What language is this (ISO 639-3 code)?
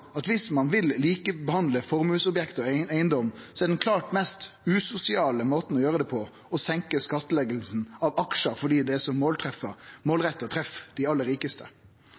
nno